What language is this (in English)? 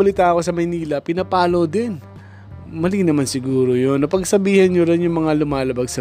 Filipino